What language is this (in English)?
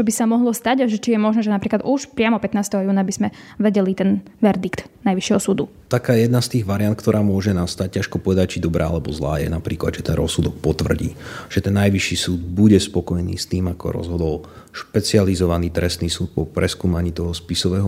Slovak